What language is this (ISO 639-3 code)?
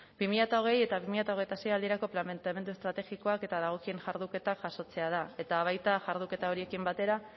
eus